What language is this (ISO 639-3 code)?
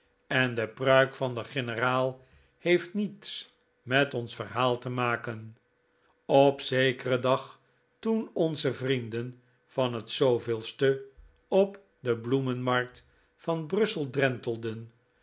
nld